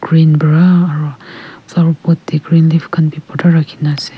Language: Naga Pidgin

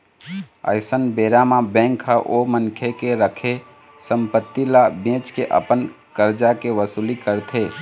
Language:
Chhattisgarhi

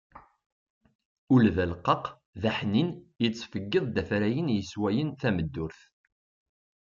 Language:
Kabyle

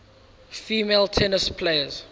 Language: English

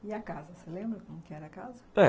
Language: Portuguese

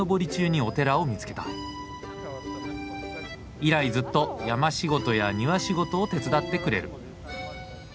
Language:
Japanese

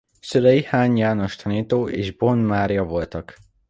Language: Hungarian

